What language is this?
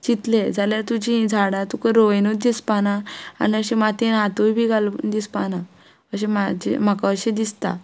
Konkani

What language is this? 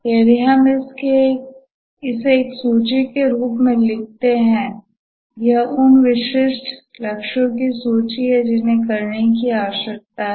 Hindi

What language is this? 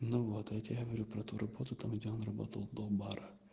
Russian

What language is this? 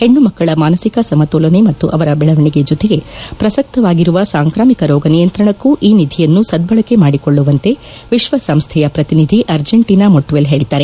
Kannada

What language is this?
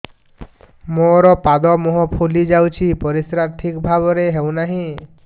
Odia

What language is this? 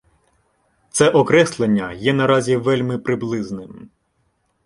Ukrainian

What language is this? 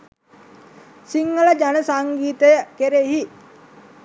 Sinhala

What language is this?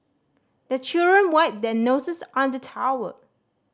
English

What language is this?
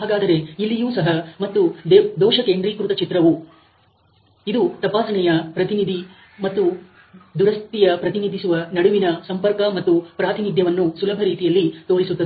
Kannada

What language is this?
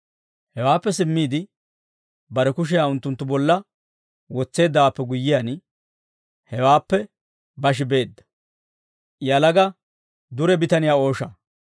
Dawro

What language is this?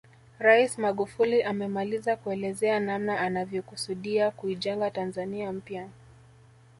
Swahili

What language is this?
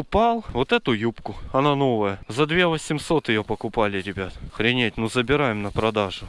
Russian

